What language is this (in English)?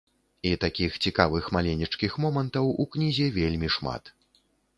Belarusian